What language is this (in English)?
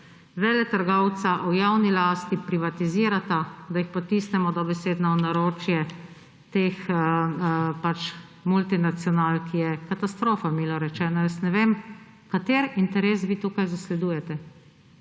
Slovenian